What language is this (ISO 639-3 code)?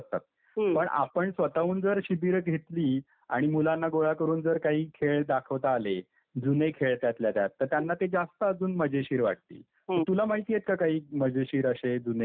mar